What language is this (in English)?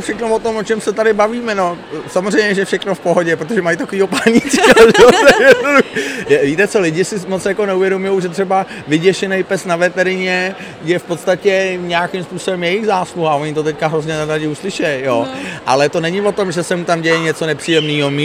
Czech